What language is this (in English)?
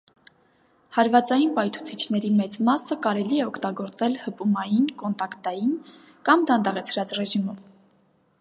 Armenian